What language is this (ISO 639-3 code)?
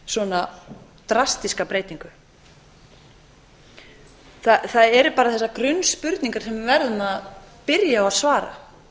isl